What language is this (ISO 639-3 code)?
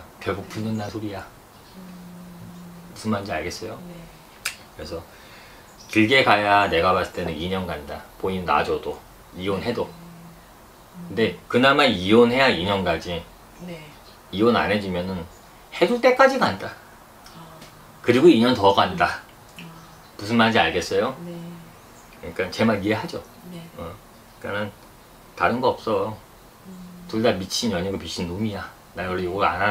kor